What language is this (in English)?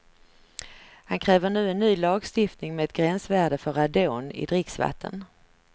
Swedish